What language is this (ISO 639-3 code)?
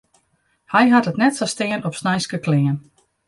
fry